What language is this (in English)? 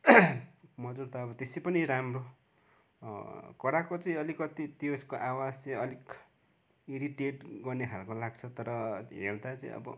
Nepali